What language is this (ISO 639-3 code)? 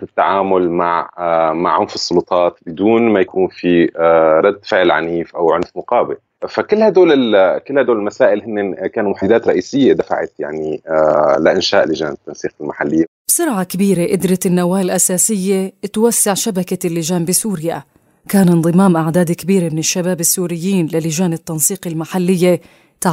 ara